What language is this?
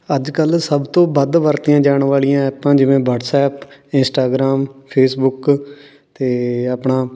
Punjabi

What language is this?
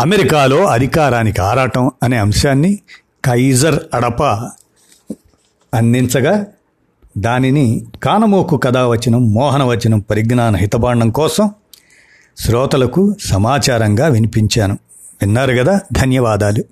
Telugu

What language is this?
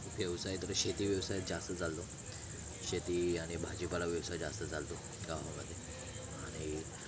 Marathi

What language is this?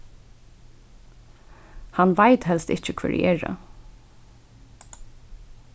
Faroese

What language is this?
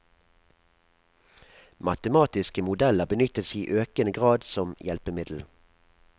Norwegian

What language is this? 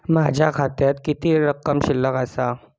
Marathi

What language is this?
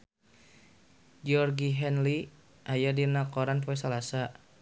Sundanese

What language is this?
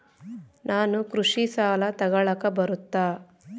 Kannada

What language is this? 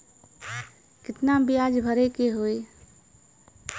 Bhojpuri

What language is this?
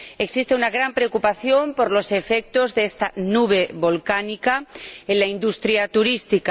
Spanish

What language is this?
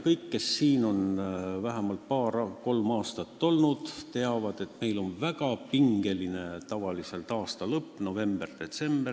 Estonian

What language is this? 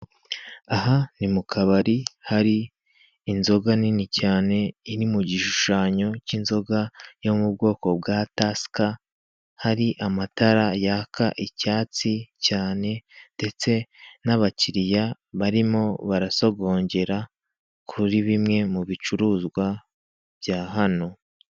Kinyarwanda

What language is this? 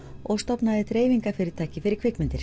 Icelandic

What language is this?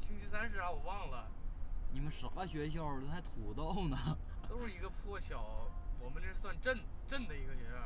Chinese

